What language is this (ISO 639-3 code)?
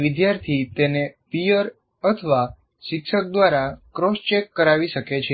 guj